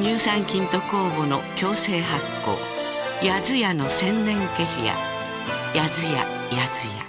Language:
Japanese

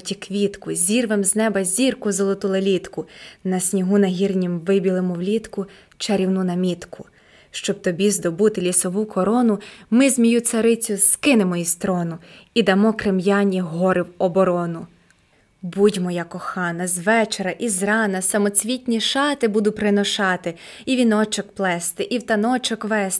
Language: Ukrainian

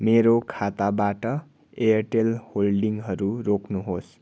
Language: Nepali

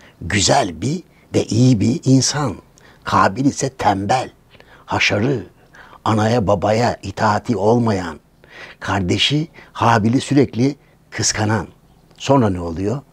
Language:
Turkish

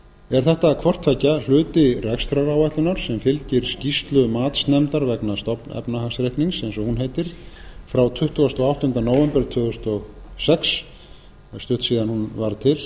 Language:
Icelandic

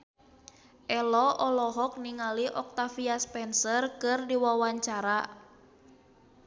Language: Sundanese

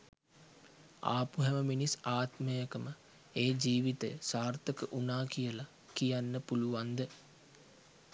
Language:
Sinhala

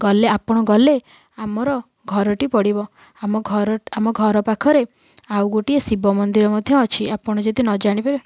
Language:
Odia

